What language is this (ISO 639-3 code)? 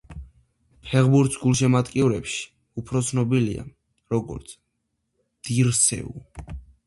kat